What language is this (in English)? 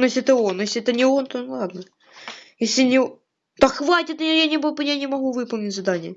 Russian